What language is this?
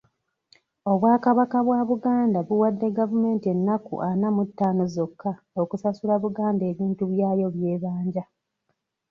Ganda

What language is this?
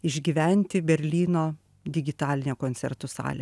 Lithuanian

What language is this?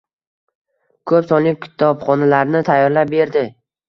Uzbek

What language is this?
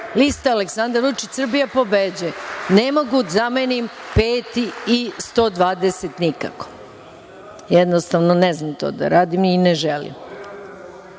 Serbian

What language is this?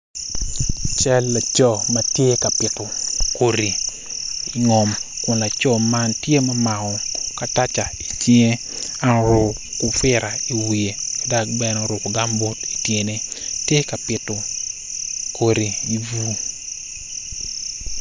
Acoli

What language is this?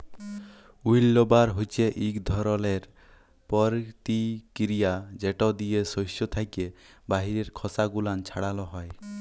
Bangla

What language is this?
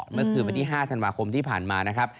Thai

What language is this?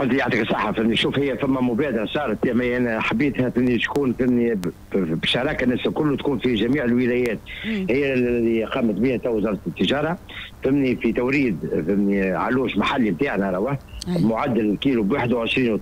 Arabic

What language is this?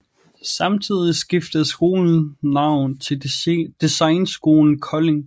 Danish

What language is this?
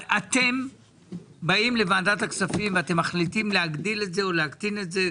Hebrew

